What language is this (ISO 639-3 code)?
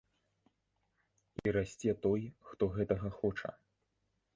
bel